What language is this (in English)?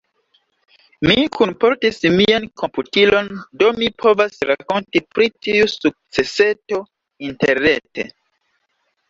Esperanto